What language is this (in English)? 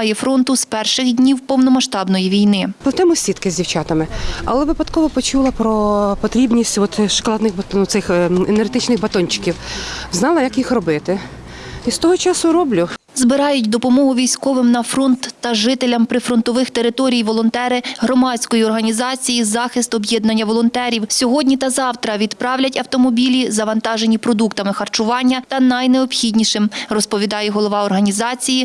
Ukrainian